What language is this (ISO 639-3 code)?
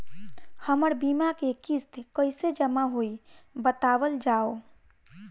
bho